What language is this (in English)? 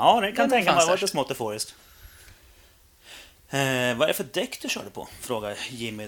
Swedish